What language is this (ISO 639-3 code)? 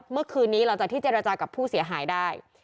tha